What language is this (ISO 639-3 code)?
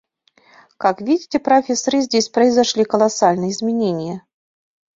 chm